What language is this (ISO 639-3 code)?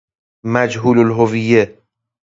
fas